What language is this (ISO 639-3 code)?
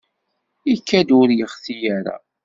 kab